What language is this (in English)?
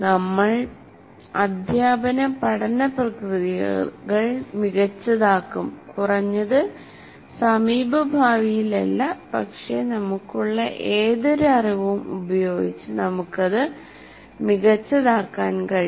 Malayalam